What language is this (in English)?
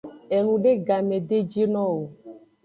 Aja (Benin)